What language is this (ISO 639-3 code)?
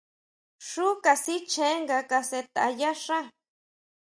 mau